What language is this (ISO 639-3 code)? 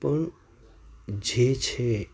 guj